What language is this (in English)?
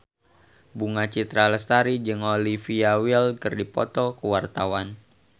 Sundanese